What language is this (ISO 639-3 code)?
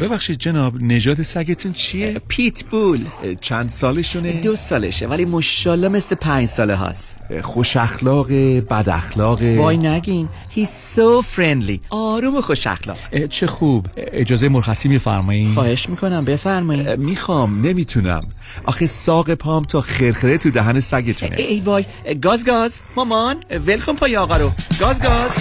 fas